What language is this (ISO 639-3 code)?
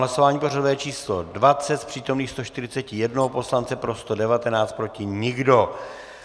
ces